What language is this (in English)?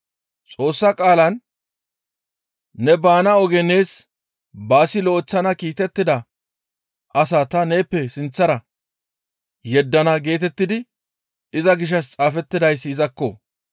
Gamo